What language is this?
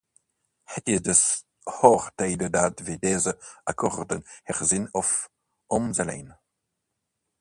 Dutch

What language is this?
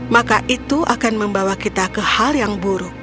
Indonesian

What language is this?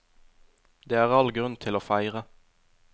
Norwegian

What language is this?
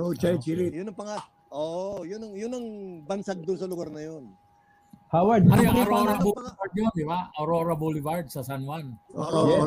Filipino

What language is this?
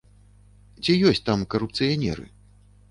Belarusian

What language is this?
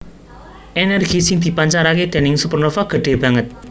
Javanese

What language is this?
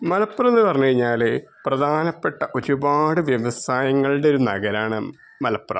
Malayalam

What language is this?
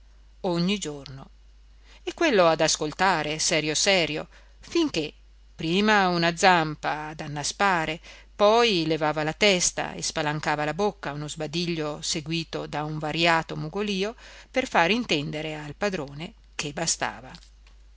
Italian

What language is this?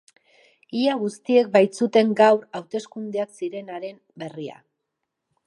Basque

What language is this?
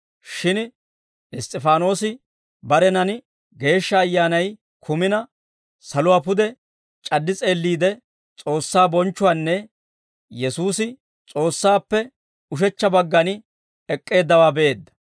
Dawro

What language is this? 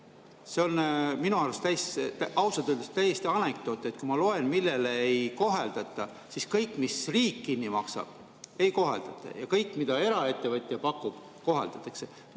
Estonian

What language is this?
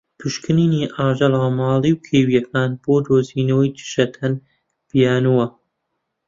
Central Kurdish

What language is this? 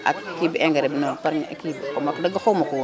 Wolof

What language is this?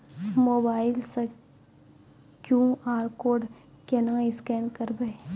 Maithili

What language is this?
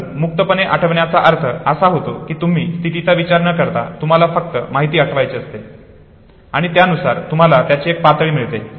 Marathi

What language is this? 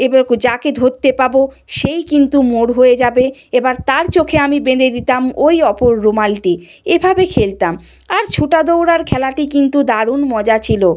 Bangla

